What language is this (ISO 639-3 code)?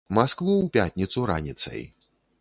bel